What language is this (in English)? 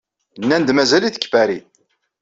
Kabyle